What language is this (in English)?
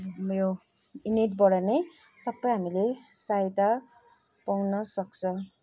Nepali